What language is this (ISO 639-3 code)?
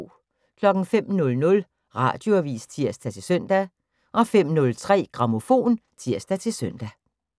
dan